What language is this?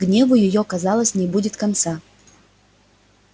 Russian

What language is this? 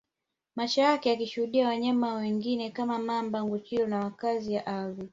Swahili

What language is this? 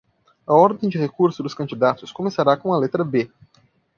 Portuguese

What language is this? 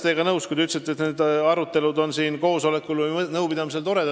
Estonian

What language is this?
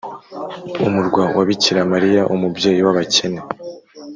Kinyarwanda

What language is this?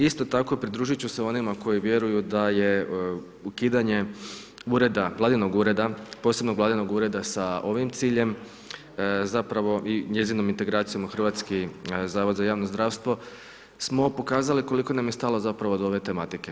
Croatian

